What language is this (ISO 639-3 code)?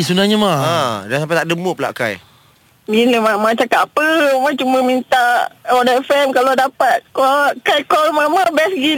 msa